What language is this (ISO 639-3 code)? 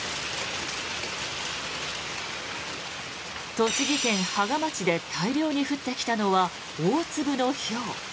jpn